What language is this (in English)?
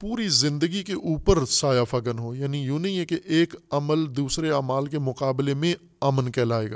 Urdu